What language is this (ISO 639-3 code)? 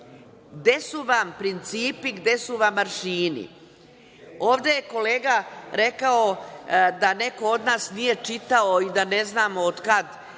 srp